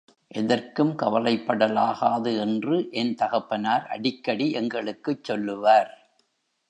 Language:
Tamil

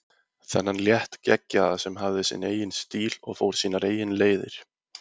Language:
Icelandic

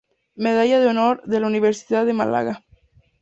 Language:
Spanish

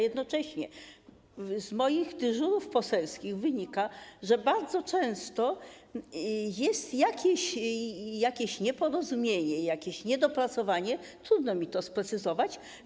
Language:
Polish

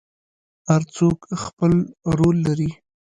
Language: Pashto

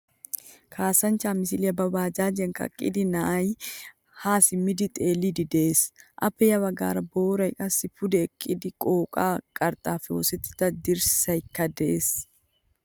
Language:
Wolaytta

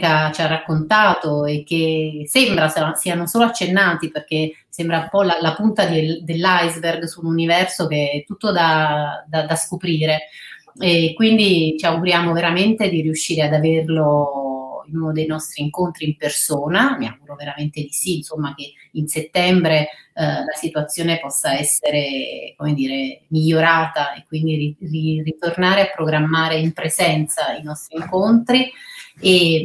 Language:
Italian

